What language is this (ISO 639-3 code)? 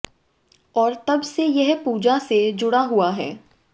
hin